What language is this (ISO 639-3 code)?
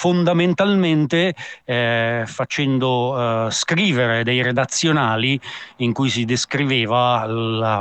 ita